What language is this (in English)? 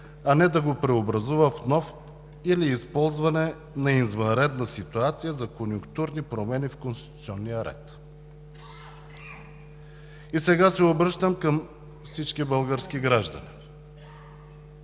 Bulgarian